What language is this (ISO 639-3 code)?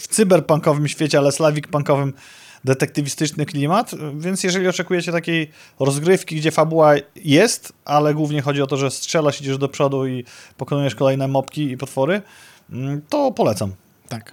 pol